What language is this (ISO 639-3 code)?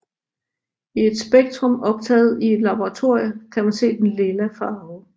dan